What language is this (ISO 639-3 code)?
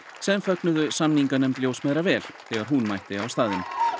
isl